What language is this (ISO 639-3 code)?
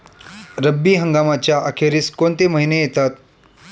mar